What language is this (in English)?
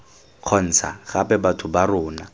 Tswana